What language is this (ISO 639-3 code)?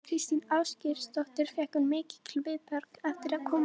isl